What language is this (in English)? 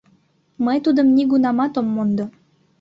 Mari